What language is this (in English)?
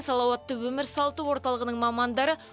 Kazakh